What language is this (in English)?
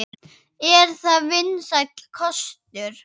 Icelandic